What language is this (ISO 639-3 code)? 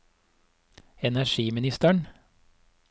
nor